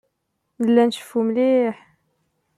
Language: Kabyle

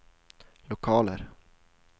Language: Swedish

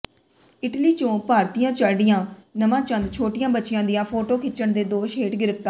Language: Punjabi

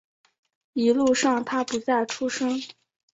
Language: Chinese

